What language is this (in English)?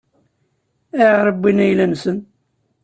Kabyle